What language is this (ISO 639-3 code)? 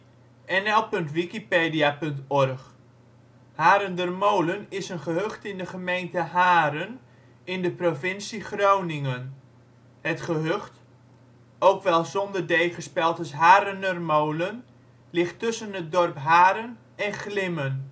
nld